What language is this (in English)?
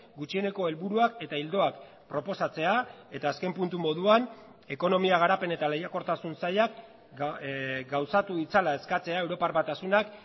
Basque